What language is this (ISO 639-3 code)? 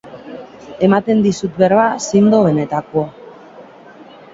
eus